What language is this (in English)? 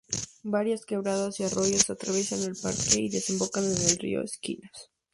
Spanish